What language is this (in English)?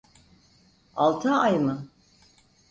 Turkish